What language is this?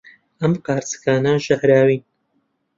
Central Kurdish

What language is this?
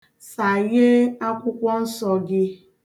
Igbo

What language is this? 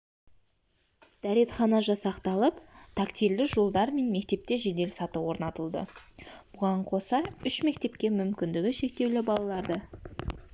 Kazakh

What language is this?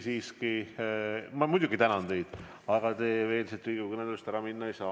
Estonian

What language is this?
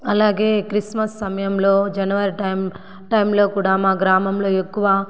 Telugu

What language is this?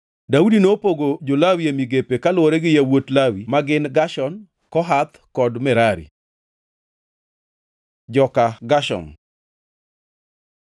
Luo (Kenya and Tanzania)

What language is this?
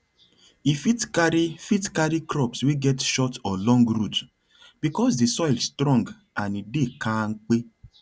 Nigerian Pidgin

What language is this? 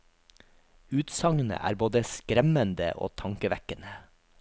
Norwegian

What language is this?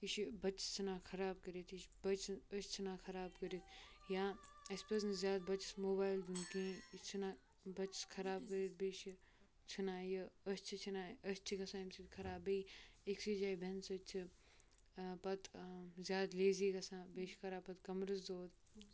Kashmiri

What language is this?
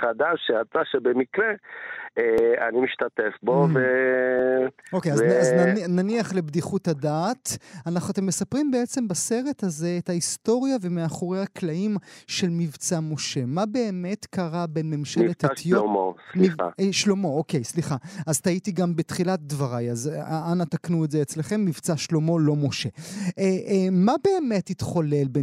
Hebrew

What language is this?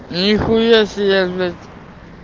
Russian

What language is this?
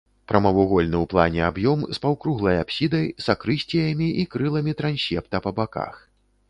Belarusian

